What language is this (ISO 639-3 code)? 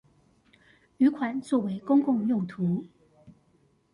zho